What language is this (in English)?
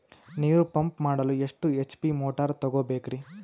Kannada